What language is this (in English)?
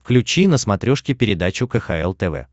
Russian